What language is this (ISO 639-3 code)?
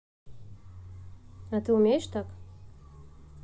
rus